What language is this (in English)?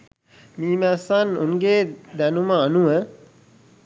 Sinhala